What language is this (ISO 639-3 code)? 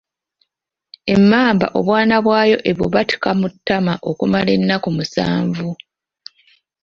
lug